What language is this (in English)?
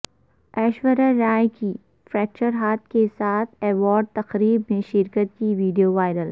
Urdu